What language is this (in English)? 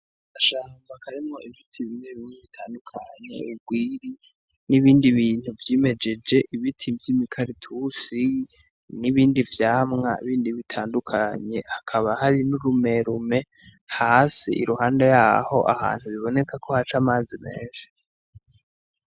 Rundi